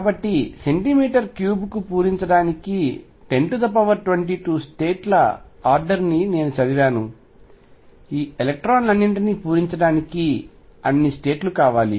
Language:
Telugu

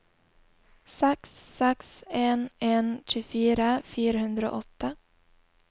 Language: Norwegian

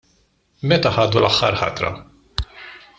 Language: Maltese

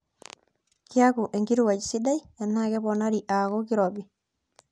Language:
Masai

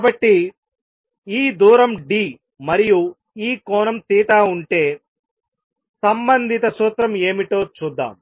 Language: Telugu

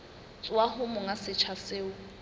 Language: Southern Sotho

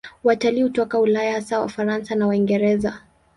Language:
Swahili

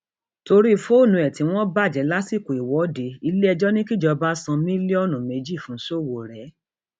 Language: Yoruba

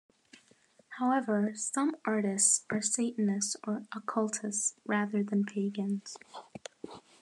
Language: English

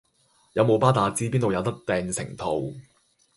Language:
Cantonese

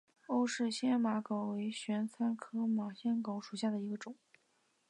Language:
Chinese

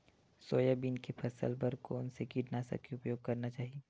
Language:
Chhattisgarhi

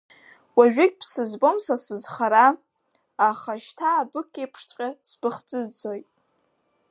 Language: Abkhazian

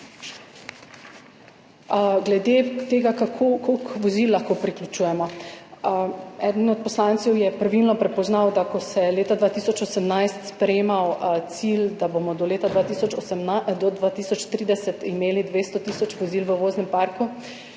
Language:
Slovenian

